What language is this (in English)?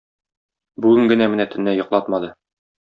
Tatar